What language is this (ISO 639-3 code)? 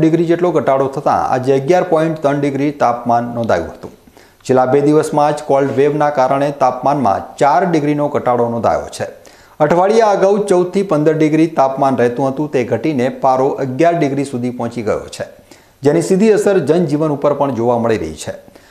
guj